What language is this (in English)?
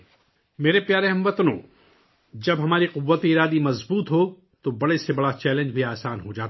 Urdu